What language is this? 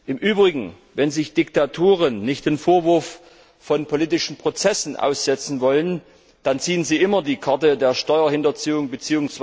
German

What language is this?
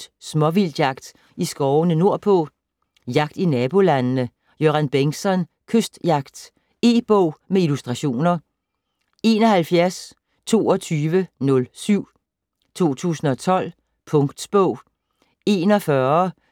Danish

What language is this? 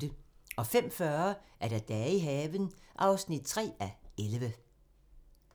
Danish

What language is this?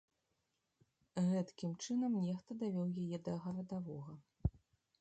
Belarusian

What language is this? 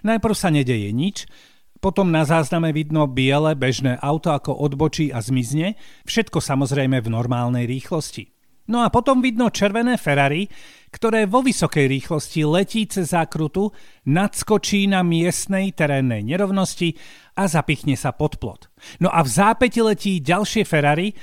Slovak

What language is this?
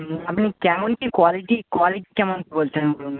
Bangla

